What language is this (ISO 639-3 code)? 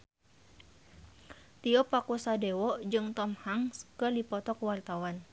sun